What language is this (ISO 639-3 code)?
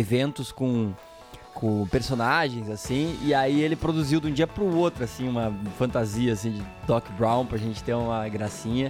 por